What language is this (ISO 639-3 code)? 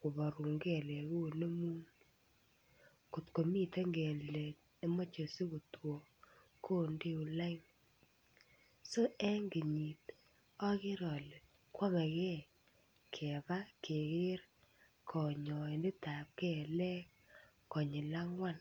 kln